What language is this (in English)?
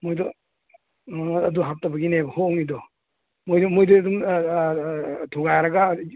Manipuri